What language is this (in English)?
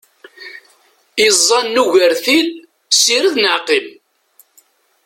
Kabyle